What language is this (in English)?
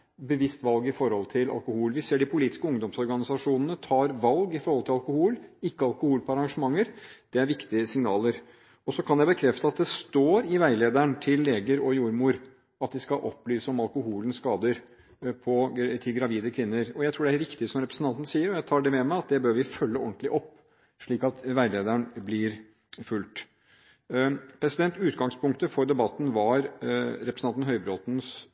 Norwegian Bokmål